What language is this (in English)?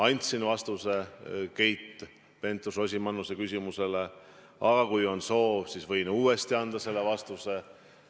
Estonian